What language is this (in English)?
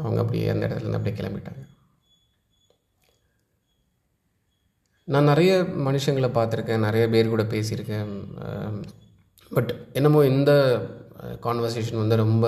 Tamil